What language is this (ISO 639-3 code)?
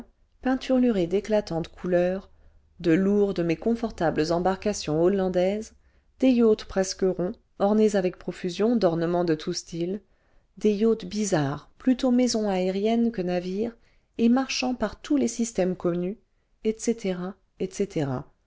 fra